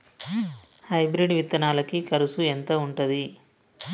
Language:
Telugu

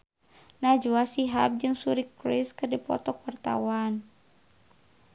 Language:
Sundanese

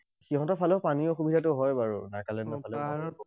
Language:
Assamese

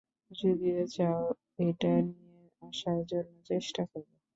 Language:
Bangla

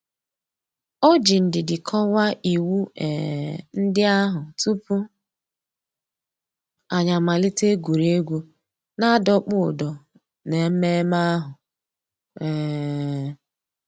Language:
Igbo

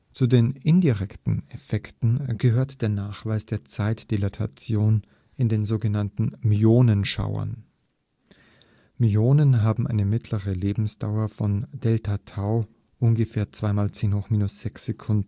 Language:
German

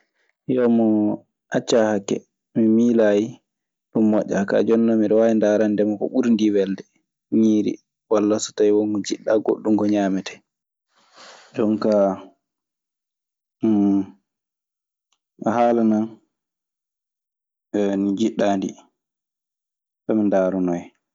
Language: Maasina Fulfulde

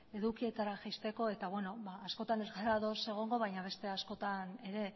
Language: Basque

